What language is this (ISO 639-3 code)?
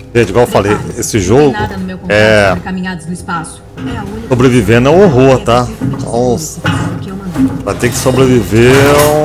por